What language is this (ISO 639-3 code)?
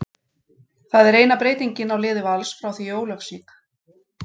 isl